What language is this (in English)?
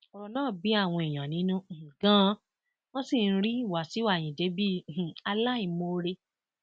Yoruba